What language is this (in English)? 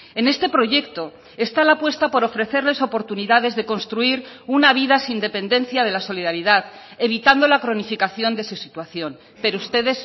Spanish